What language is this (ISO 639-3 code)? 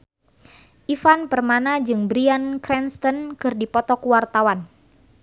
sun